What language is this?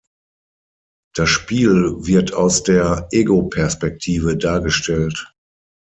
German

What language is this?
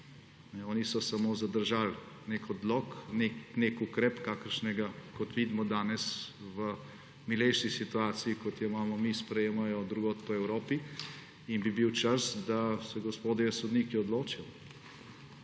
Slovenian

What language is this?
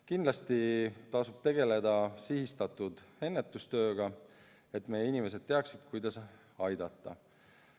Estonian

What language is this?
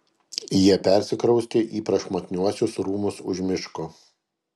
Lithuanian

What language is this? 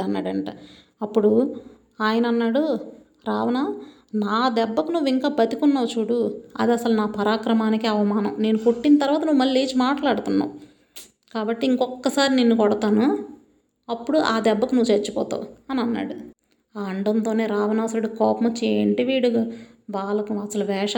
Telugu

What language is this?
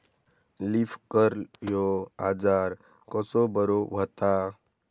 Marathi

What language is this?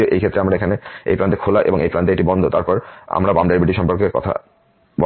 Bangla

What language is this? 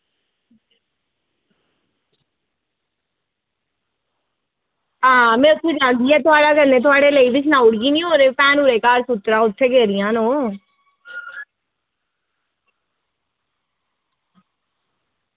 Dogri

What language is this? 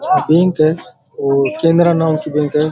Rajasthani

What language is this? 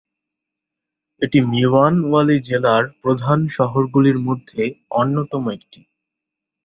Bangla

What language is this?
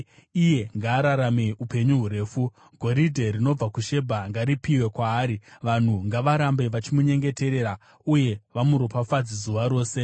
Shona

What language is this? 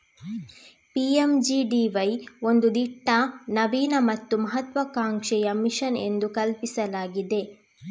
Kannada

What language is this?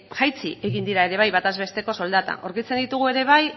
Basque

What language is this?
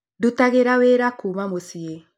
Kikuyu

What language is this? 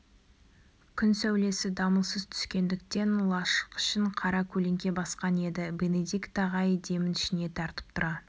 Kazakh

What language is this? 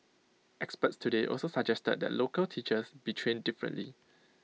English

